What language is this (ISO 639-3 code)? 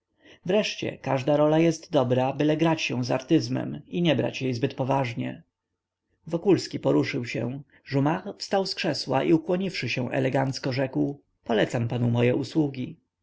pol